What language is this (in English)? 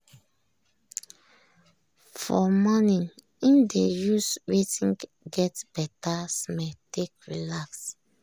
Nigerian Pidgin